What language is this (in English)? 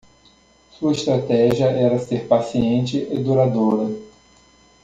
Portuguese